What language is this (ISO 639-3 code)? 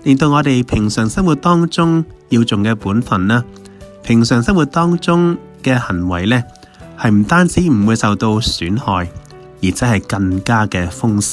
zho